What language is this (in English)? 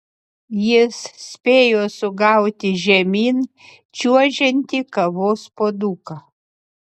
Lithuanian